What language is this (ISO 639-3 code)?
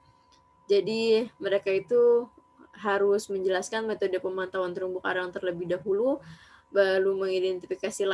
ind